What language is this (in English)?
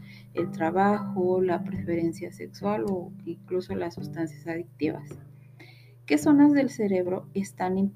Spanish